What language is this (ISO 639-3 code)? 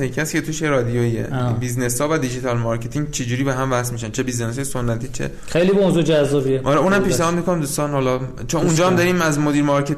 fas